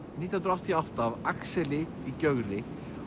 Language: Icelandic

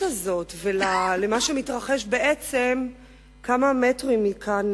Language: Hebrew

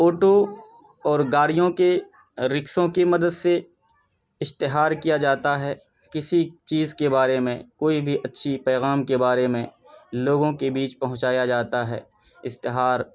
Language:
Urdu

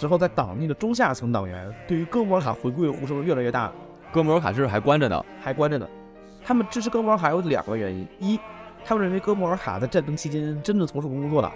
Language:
Chinese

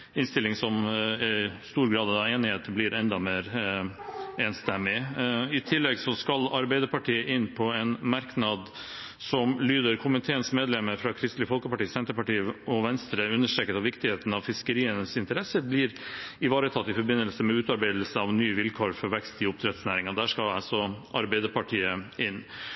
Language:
Norwegian Bokmål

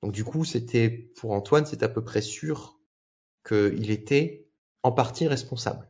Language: French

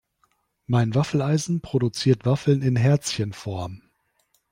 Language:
German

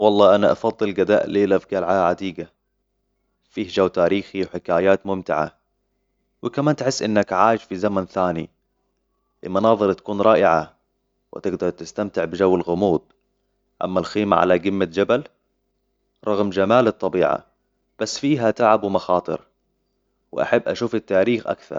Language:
Hijazi Arabic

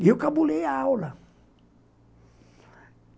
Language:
Portuguese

